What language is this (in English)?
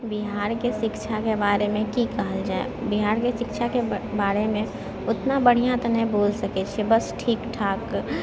Maithili